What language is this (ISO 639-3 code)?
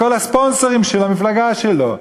heb